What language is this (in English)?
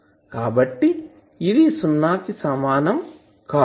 Telugu